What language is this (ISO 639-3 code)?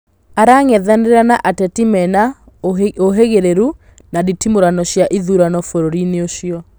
kik